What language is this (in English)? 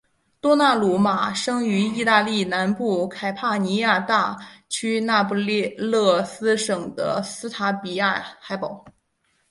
Chinese